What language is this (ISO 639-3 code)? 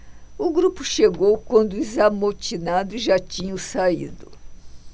por